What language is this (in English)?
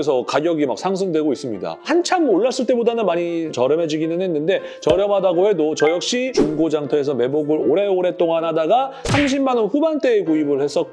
Korean